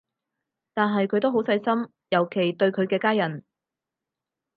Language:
Cantonese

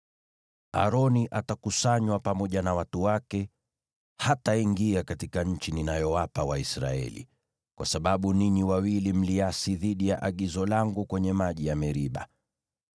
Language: Swahili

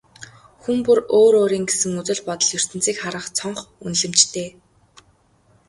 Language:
Mongolian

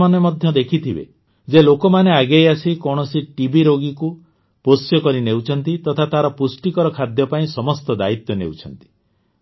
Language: Odia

